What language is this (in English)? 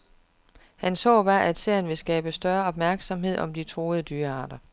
Danish